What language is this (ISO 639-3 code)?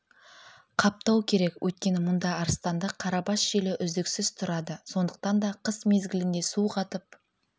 kaz